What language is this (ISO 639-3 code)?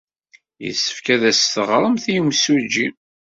kab